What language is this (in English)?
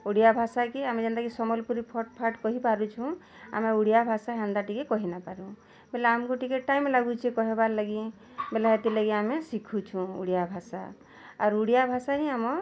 Odia